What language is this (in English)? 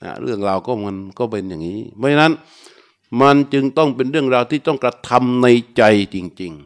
Thai